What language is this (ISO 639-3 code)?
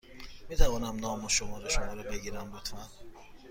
fas